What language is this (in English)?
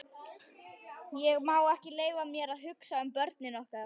Icelandic